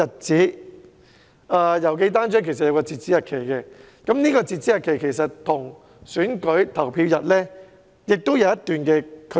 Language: Cantonese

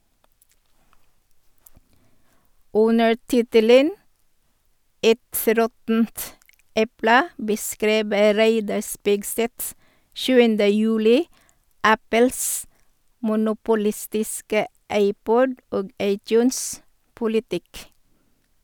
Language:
Norwegian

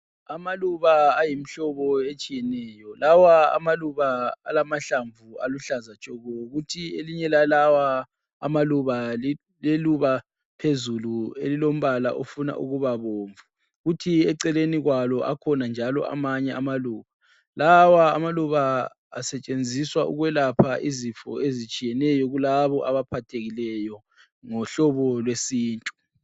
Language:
North Ndebele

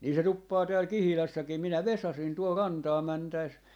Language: Finnish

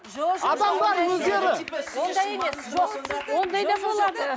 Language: Kazakh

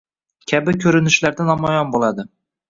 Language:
Uzbek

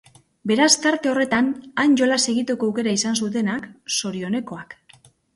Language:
Basque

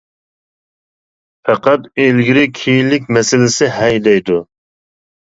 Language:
Uyghur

